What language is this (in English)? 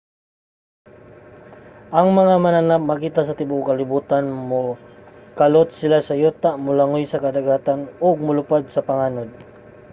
Cebuano